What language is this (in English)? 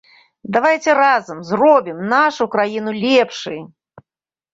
Belarusian